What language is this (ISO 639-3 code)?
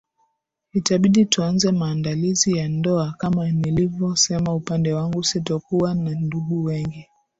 swa